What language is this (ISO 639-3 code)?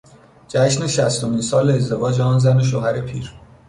fas